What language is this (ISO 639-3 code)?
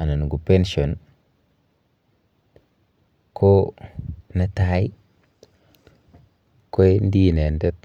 kln